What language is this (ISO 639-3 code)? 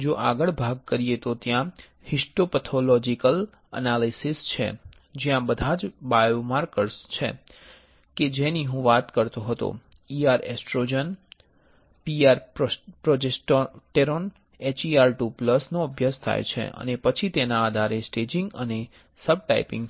guj